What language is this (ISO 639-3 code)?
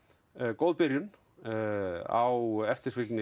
isl